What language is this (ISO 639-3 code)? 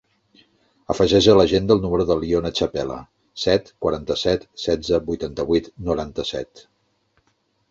cat